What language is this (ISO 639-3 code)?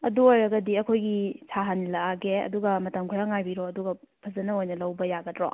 mni